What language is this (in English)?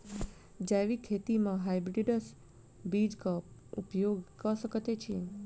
Maithili